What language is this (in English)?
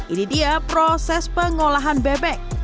Indonesian